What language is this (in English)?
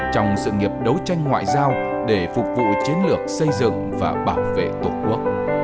Vietnamese